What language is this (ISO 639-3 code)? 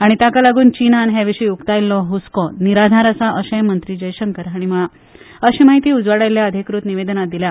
kok